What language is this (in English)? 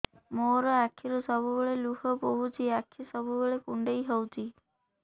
Odia